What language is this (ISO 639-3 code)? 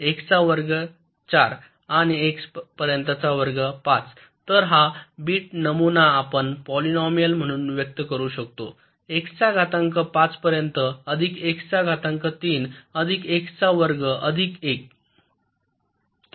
mar